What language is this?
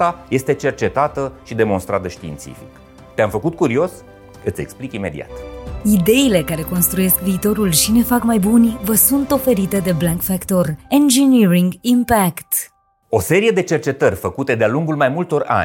Romanian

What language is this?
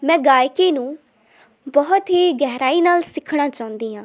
Punjabi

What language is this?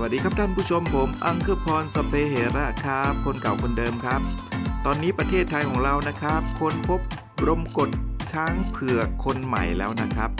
Thai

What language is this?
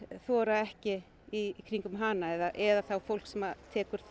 Icelandic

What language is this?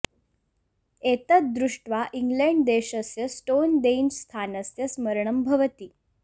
Sanskrit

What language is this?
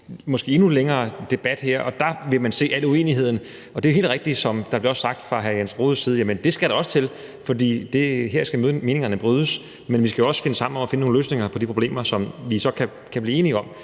Danish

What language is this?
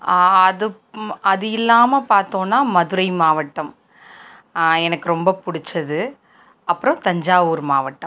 Tamil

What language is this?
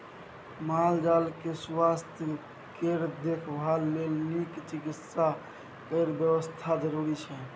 Maithili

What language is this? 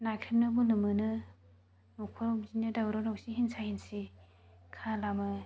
Bodo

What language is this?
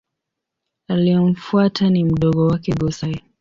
Swahili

